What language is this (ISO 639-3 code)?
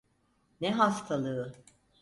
tur